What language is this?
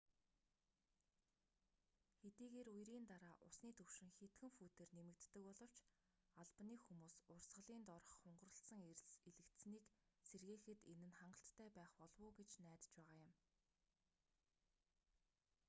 Mongolian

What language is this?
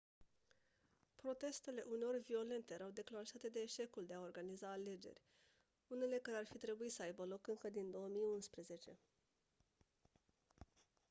Romanian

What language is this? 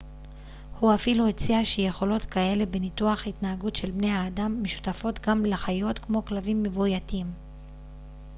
Hebrew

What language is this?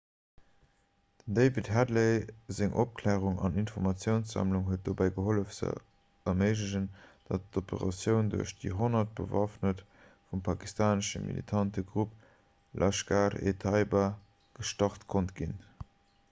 Luxembourgish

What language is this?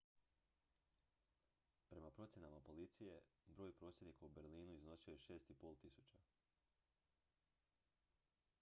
Croatian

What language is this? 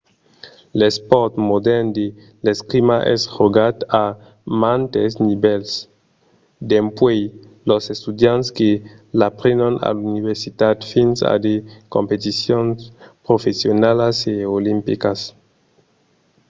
Occitan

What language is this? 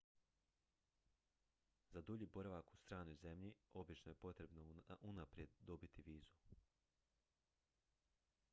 Croatian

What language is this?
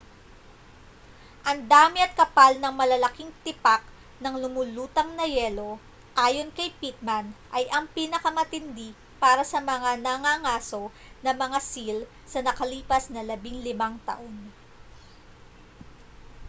Filipino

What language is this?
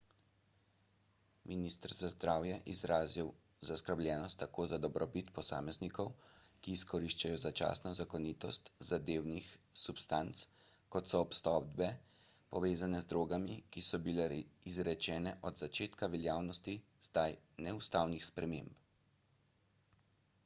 Slovenian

